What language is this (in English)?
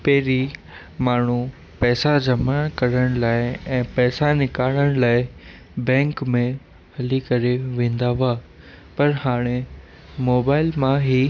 Sindhi